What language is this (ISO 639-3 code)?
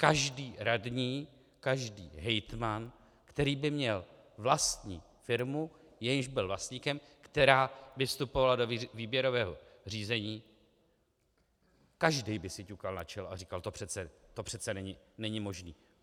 ces